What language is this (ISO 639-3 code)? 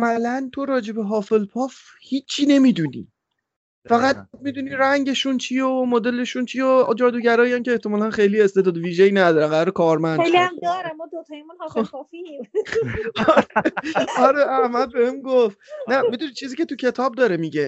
fas